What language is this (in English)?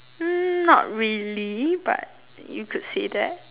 English